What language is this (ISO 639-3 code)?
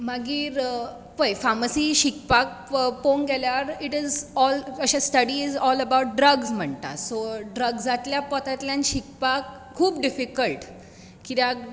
kok